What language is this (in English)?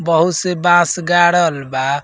Bhojpuri